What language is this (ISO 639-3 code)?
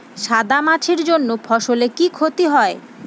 ben